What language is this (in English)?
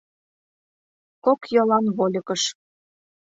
Mari